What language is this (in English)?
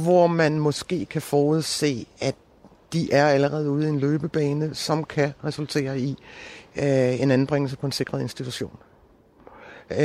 Danish